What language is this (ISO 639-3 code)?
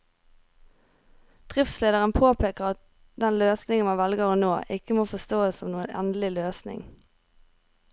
nor